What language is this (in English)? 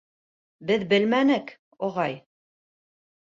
Bashkir